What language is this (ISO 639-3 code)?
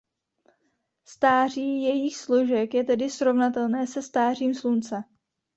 ces